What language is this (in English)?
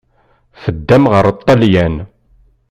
Kabyle